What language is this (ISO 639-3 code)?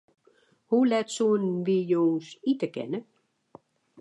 fry